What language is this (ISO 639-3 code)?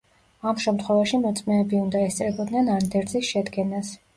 kat